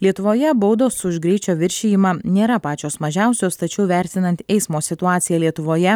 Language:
Lithuanian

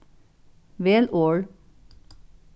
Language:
Faroese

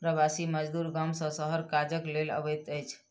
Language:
Maithili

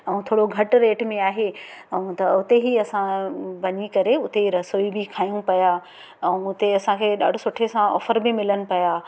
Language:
Sindhi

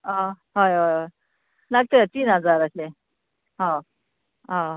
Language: Konkani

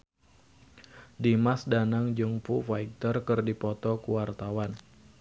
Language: Sundanese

